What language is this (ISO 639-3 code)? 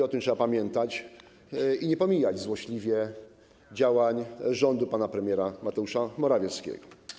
pol